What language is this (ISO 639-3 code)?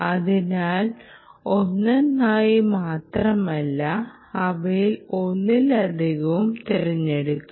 mal